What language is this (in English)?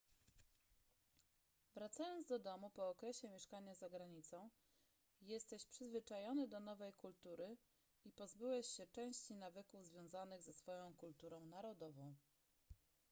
Polish